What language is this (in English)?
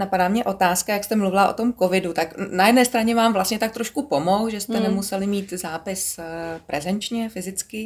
Czech